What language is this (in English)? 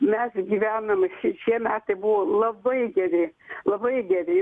Lithuanian